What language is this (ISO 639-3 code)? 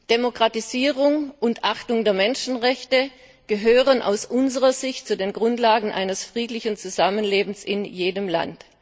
deu